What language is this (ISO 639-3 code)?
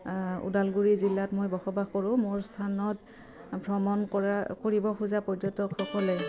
asm